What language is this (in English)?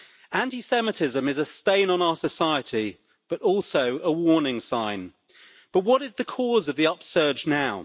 English